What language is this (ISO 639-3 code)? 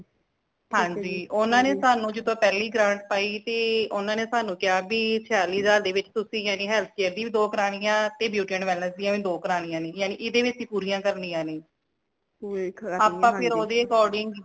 pan